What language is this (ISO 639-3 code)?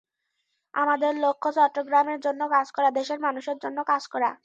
ben